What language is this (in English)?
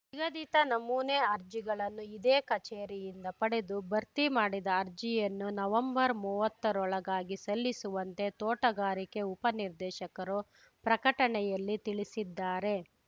Kannada